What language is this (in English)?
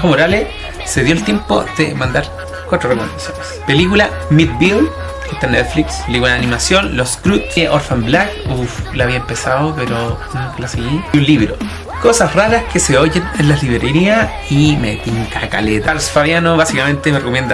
Spanish